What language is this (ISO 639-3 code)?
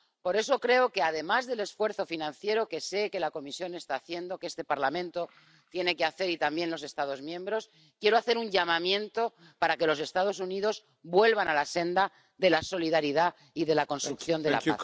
spa